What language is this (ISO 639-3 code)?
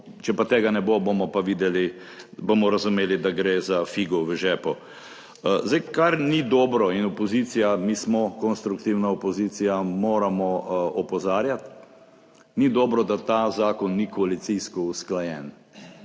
slv